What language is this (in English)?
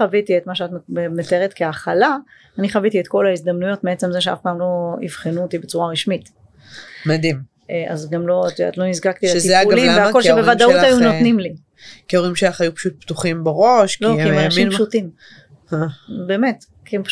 Hebrew